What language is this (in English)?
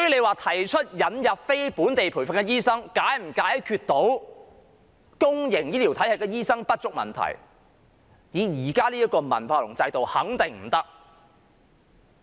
Cantonese